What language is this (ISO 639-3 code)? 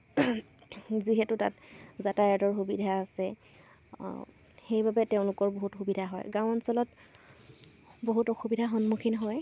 asm